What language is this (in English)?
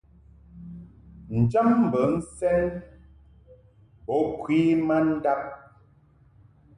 Mungaka